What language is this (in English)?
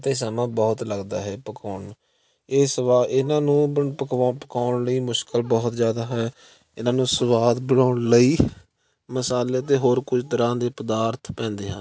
Punjabi